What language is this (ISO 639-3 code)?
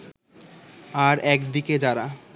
ben